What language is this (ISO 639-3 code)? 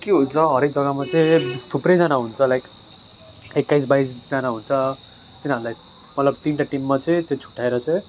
nep